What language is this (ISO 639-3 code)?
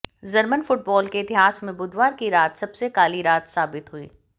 hin